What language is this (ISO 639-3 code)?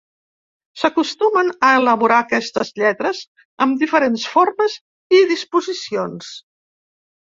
cat